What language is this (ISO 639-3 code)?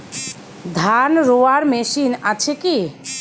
ben